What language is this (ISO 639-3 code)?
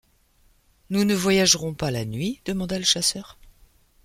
fra